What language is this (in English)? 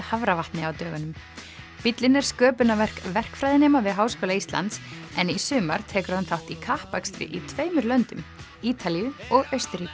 Icelandic